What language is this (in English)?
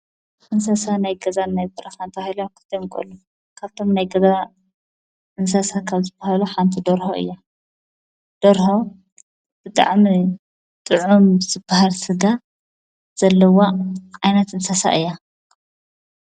Tigrinya